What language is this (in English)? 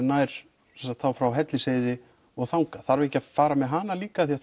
Icelandic